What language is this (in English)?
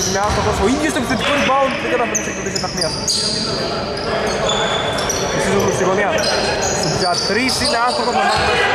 Greek